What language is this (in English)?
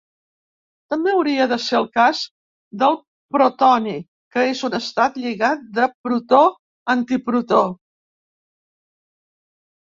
Catalan